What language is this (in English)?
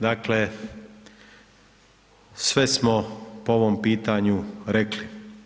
Croatian